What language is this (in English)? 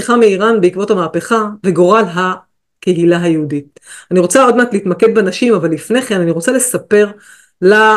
Hebrew